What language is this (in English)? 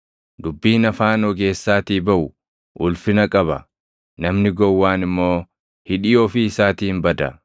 Oromo